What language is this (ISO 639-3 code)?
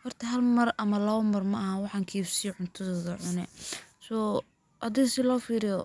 som